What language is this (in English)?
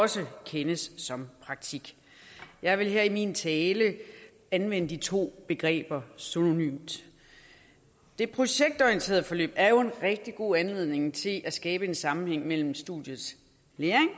Danish